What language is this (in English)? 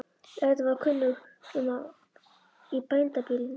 Icelandic